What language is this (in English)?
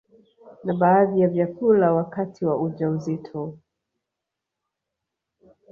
Swahili